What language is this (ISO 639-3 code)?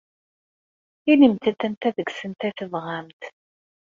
kab